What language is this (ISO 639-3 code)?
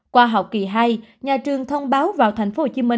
vie